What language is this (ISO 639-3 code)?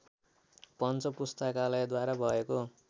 nep